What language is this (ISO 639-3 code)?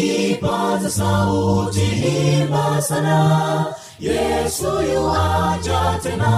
swa